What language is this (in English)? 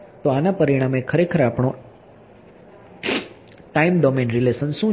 Gujarati